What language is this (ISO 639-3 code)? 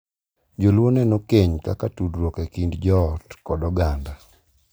luo